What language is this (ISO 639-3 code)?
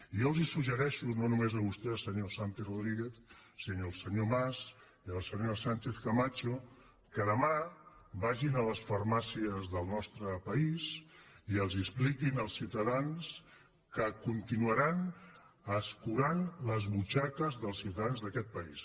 cat